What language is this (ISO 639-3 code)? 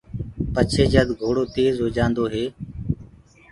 ggg